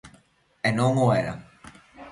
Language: Galician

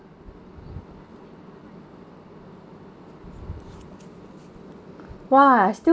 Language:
English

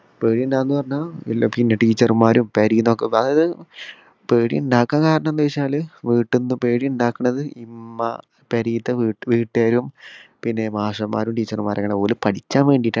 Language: Malayalam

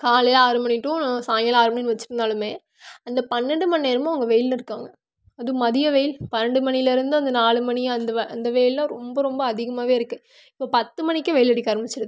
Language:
Tamil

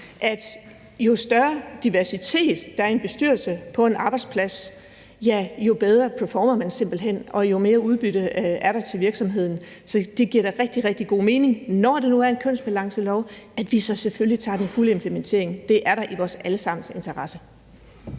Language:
Danish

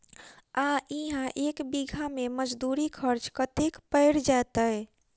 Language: Maithili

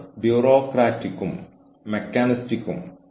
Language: Malayalam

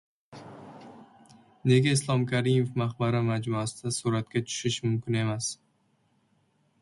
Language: Uzbek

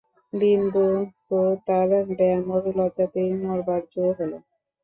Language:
Bangla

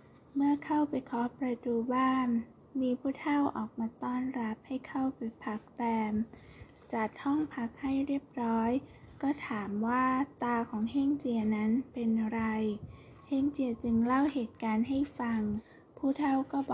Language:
Thai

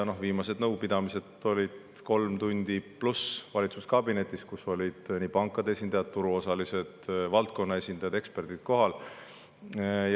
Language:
Estonian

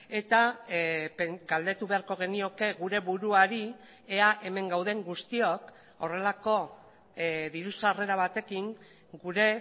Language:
Basque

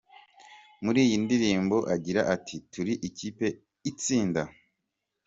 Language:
Kinyarwanda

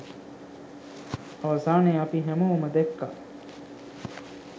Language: Sinhala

